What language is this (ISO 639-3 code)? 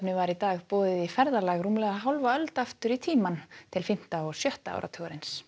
isl